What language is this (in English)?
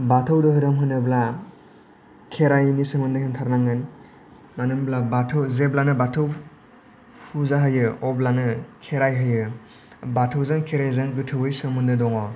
Bodo